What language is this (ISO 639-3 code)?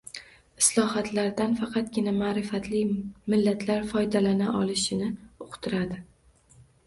uzb